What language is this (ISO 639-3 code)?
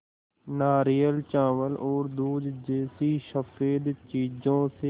hin